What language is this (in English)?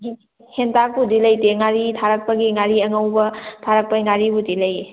Manipuri